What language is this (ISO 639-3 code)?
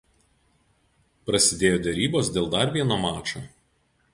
lit